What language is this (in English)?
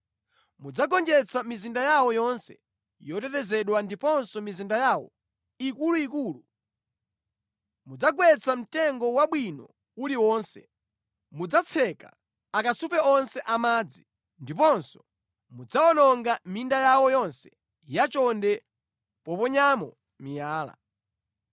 Nyanja